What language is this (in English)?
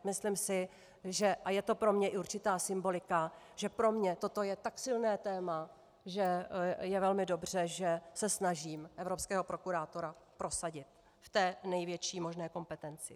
Czech